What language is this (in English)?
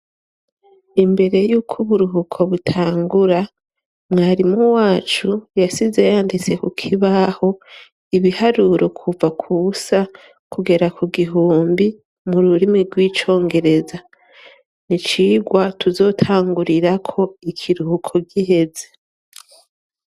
Rundi